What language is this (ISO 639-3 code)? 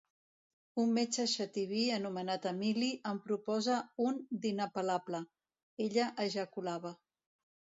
cat